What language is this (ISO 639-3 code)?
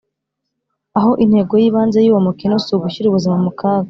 kin